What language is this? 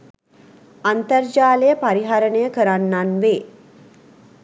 Sinhala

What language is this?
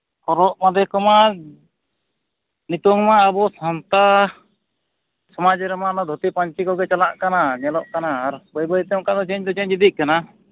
Santali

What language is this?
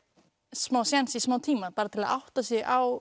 Icelandic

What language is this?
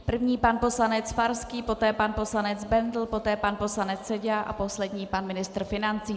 Czech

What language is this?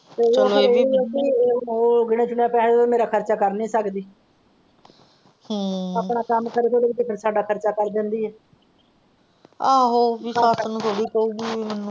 Punjabi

